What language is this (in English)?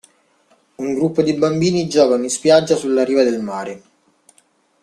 Italian